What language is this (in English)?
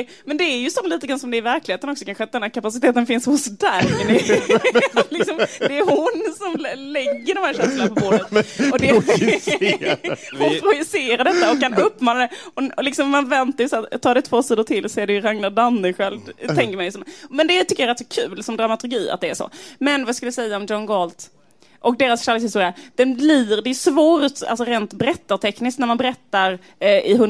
Swedish